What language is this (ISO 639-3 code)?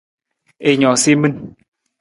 nmz